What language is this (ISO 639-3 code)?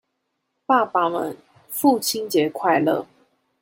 zho